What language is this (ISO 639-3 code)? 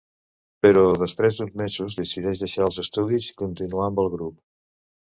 cat